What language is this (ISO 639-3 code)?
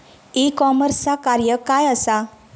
mar